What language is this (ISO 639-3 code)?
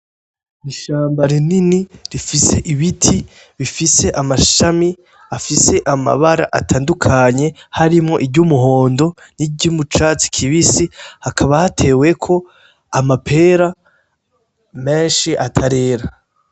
run